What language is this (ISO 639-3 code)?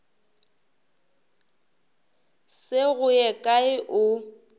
nso